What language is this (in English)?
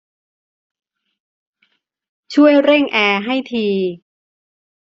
Thai